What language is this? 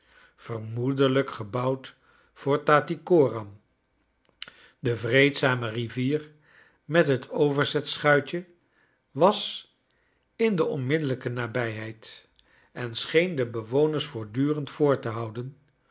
Dutch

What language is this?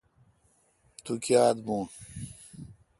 Kalkoti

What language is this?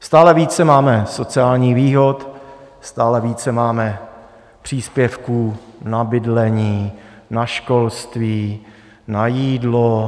Czech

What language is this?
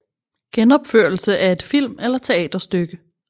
Danish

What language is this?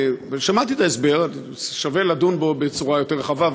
Hebrew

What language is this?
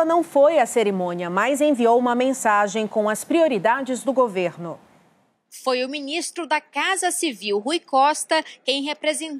Portuguese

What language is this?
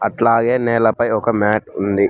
Telugu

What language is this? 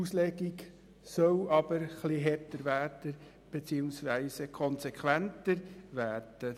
Swiss German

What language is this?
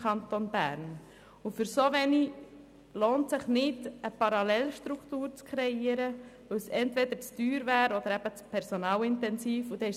Swiss German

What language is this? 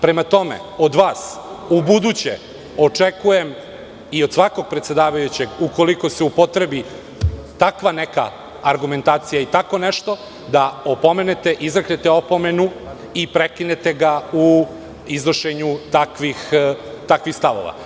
Serbian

